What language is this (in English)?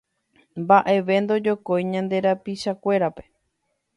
Guarani